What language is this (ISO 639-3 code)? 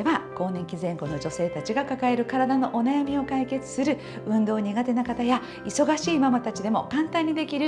jpn